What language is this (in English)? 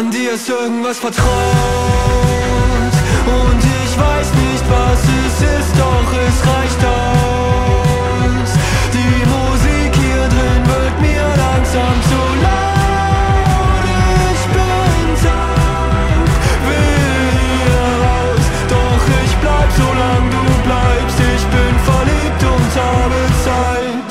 Romanian